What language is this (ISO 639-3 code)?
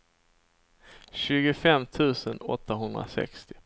swe